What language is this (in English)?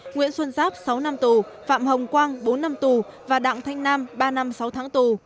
Vietnamese